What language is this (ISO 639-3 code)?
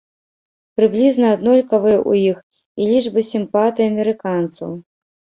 bel